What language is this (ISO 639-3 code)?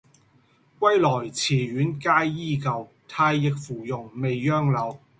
yue